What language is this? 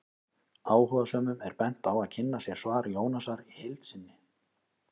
Icelandic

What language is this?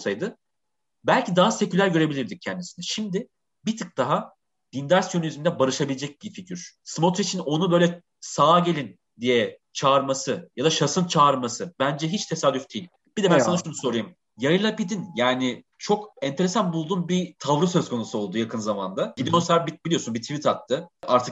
Turkish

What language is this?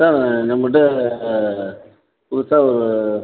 Tamil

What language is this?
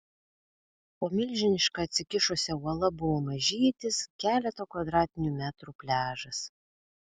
Lithuanian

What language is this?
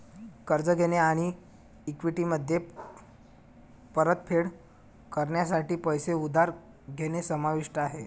Marathi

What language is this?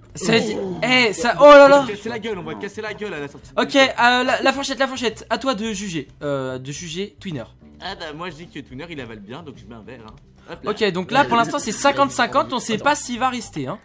French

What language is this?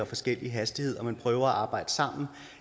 Danish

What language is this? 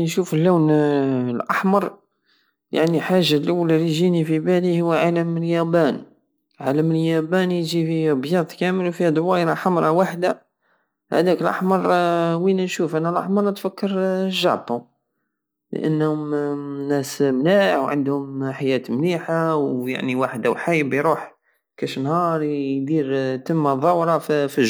Algerian Saharan Arabic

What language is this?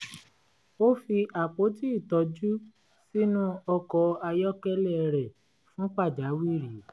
Yoruba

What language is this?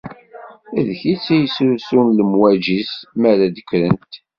Kabyle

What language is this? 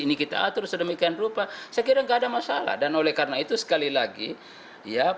Indonesian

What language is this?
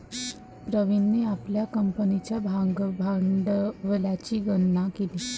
Marathi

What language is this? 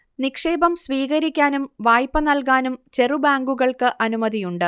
Malayalam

